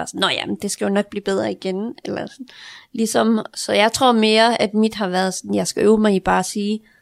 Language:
Danish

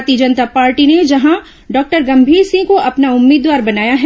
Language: Hindi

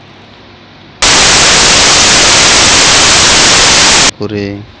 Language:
Bangla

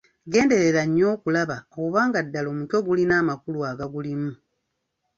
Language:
Ganda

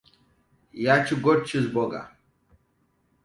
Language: Hausa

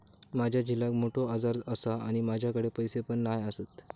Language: Marathi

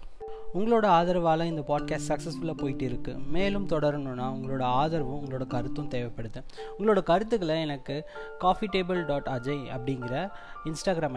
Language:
Tamil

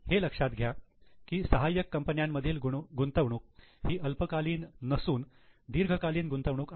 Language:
Marathi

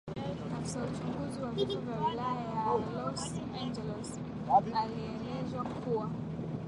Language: Swahili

